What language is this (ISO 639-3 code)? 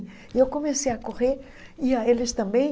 por